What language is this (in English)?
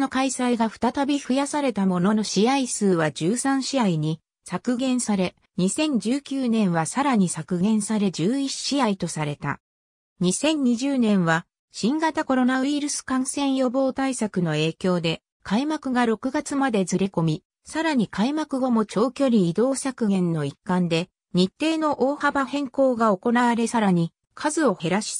Japanese